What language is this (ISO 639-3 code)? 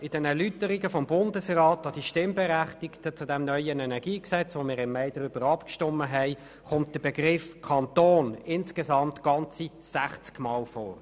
gsw